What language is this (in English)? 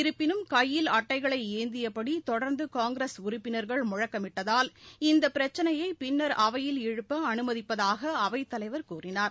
Tamil